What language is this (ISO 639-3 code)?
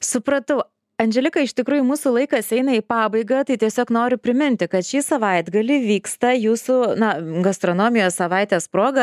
lit